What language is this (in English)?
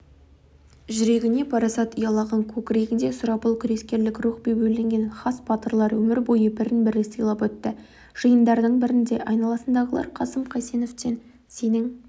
Kazakh